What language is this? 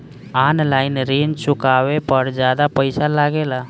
Bhojpuri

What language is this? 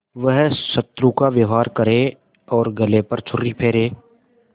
Hindi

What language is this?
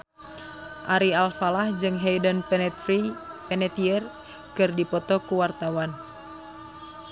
Sundanese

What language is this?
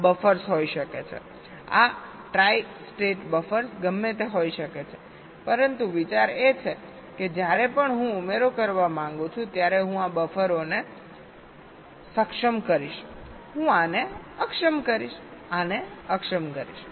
Gujarati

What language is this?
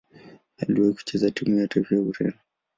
Swahili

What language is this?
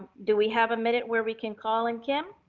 English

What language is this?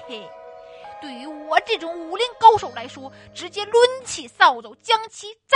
Chinese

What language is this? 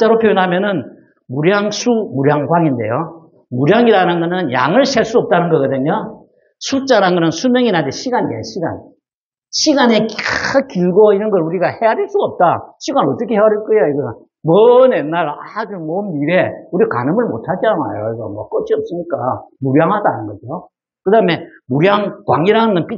Korean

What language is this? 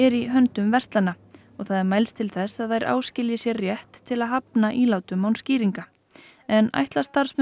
Icelandic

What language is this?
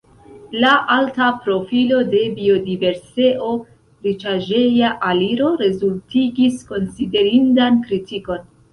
Esperanto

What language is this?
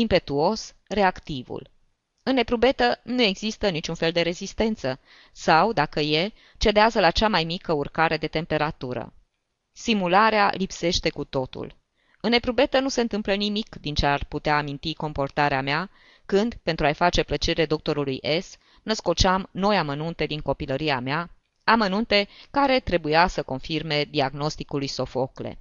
Romanian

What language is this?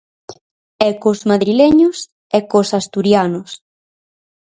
Galician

